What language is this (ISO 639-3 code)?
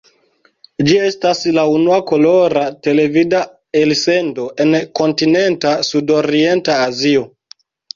epo